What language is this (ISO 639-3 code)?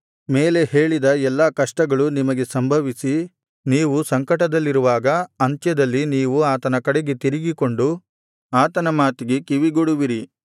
kan